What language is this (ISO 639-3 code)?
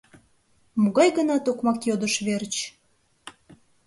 chm